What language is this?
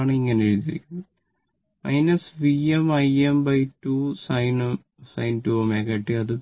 Malayalam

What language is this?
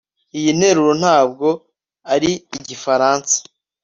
Kinyarwanda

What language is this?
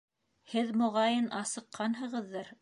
Bashkir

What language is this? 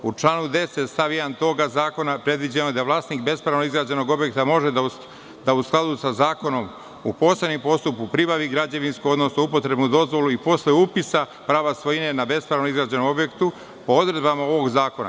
Serbian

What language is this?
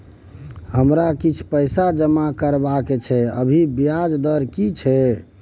Maithili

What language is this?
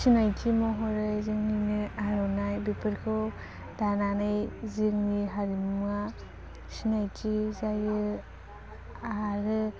Bodo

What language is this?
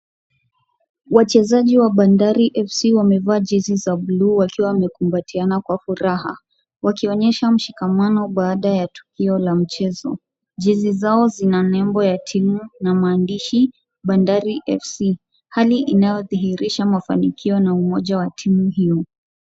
Swahili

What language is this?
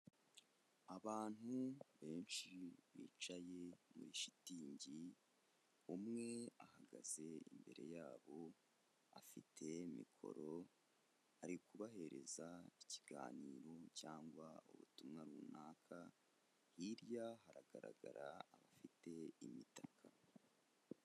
Kinyarwanda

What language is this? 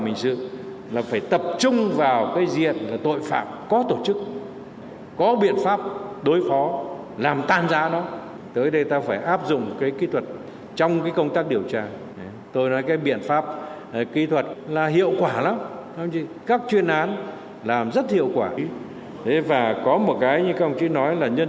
Vietnamese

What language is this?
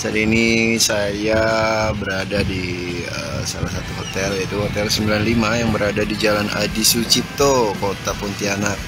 Indonesian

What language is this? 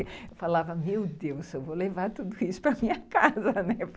Portuguese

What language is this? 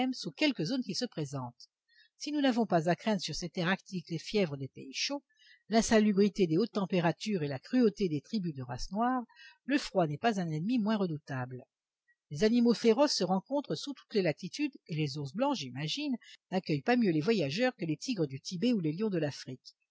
French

